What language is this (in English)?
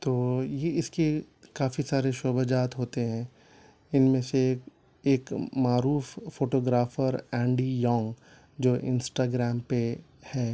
Urdu